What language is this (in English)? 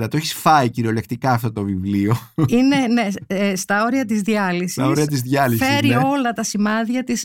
Greek